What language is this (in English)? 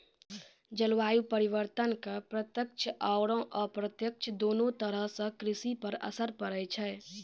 Maithili